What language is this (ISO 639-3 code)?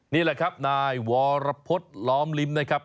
tha